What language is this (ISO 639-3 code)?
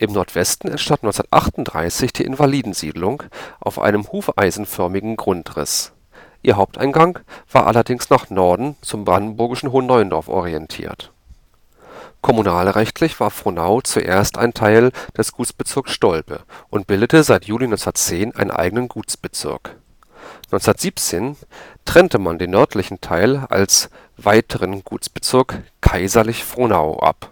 deu